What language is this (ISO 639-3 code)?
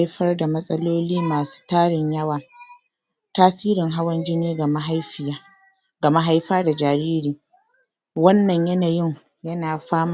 hau